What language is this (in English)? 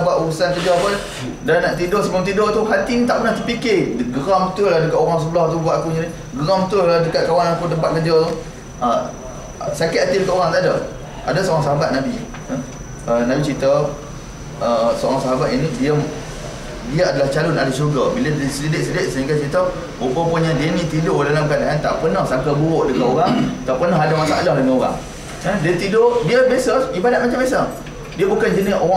Malay